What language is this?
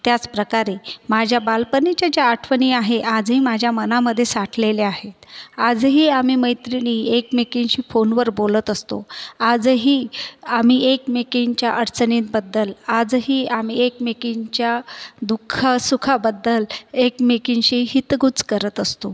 Marathi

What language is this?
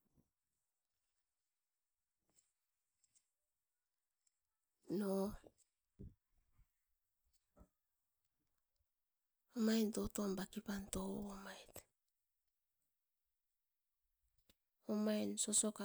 Askopan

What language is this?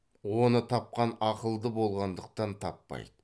Kazakh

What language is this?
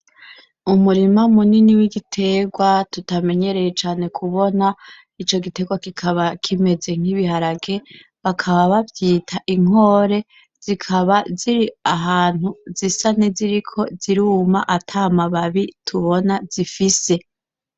Rundi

